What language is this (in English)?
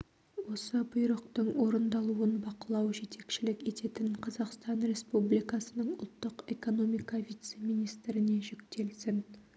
Kazakh